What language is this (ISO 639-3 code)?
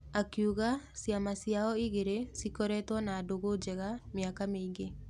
kik